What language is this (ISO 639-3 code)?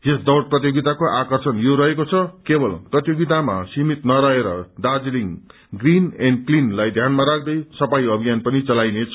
nep